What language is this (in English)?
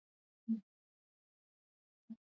Pashto